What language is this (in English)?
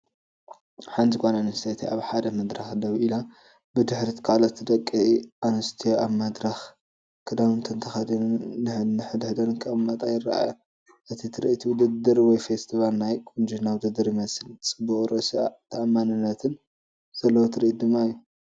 Tigrinya